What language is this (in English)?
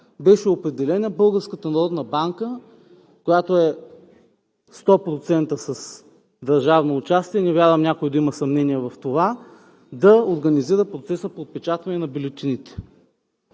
Bulgarian